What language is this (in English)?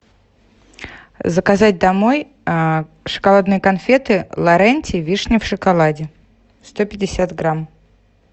Russian